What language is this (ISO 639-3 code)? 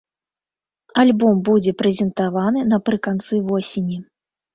bel